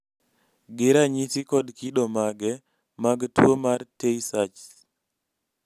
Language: Luo (Kenya and Tanzania)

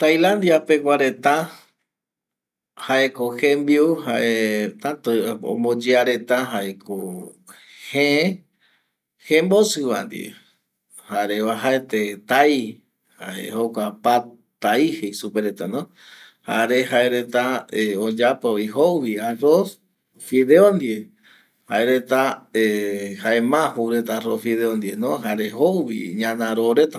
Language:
Eastern Bolivian Guaraní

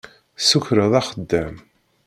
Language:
Kabyle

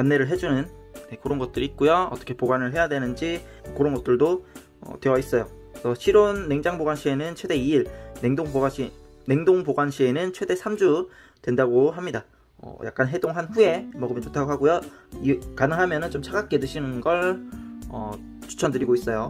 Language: Korean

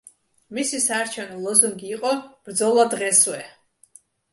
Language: Georgian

